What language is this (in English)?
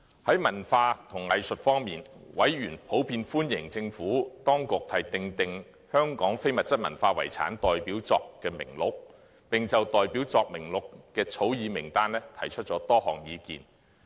Cantonese